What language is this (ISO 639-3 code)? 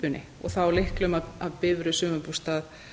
isl